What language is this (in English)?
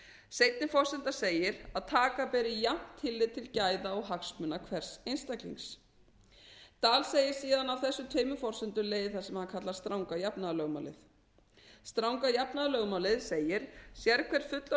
Icelandic